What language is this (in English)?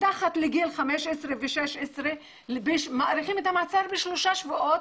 Hebrew